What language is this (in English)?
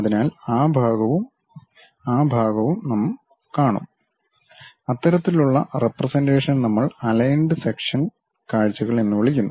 Malayalam